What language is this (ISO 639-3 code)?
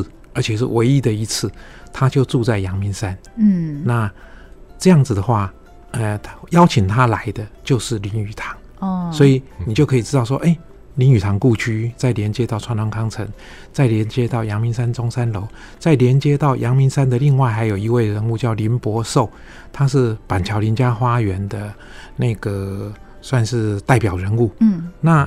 zho